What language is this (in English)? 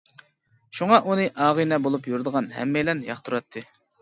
Uyghur